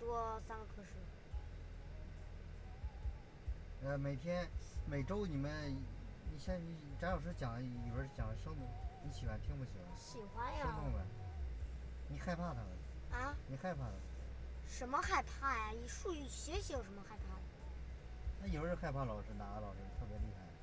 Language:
Chinese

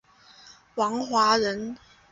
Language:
Chinese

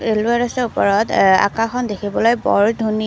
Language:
Assamese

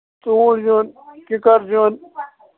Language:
Kashmiri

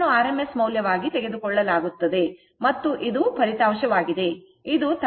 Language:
Kannada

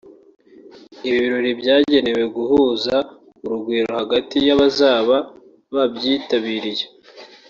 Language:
Kinyarwanda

